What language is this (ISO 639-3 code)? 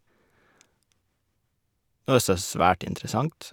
nor